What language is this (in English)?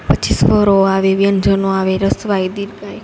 Gujarati